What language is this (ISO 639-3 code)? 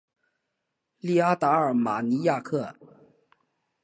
zho